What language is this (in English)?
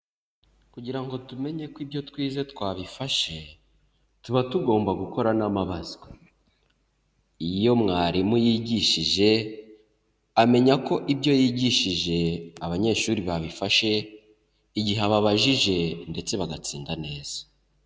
Kinyarwanda